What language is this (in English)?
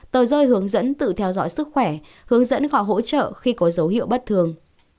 Vietnamese